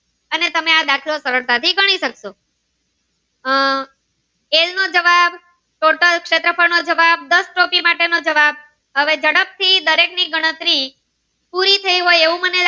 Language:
Gujarati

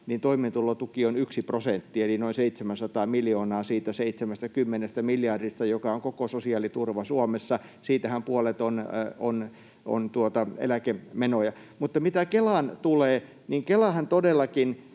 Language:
Finnish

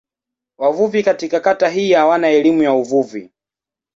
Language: Swahili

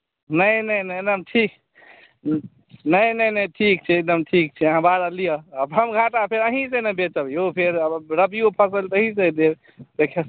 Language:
Maithili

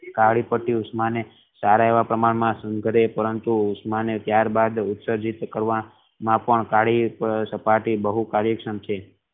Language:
Gujarati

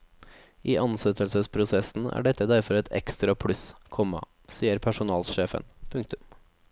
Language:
Norwegian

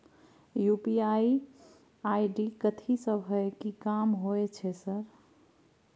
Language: Maithili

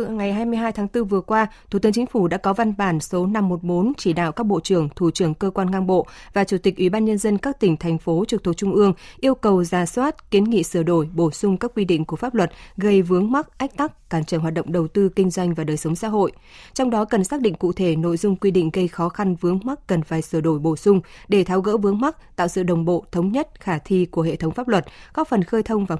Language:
Vietnamese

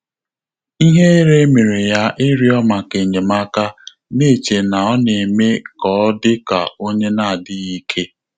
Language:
Igbo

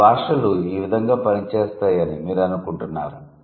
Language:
Telugu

